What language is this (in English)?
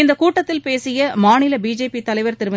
Tamil